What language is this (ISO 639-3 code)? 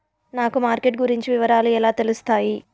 tel